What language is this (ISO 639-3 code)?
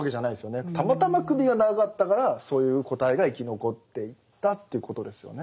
jpn